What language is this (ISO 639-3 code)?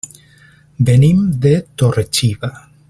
cat